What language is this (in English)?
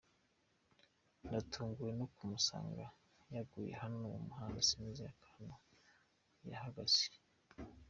Kinyarwanda